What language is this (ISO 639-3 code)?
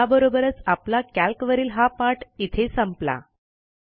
mar